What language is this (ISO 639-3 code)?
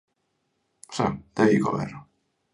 fry